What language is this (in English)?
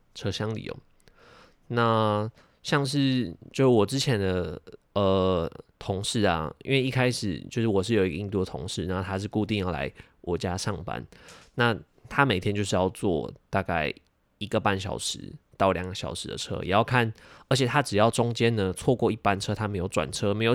Chinese